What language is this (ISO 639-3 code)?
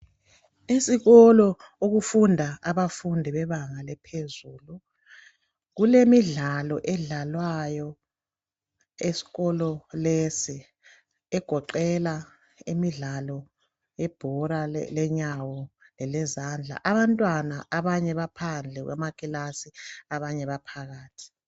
nde